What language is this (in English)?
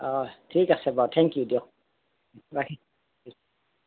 Assamese